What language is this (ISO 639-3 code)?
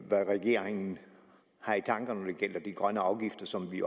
dan